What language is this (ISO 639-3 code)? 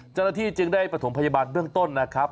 tha